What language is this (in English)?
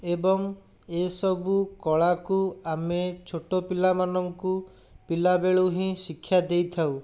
Odia